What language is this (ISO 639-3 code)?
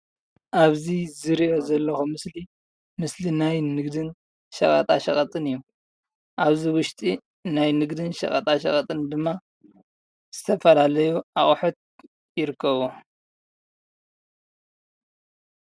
tir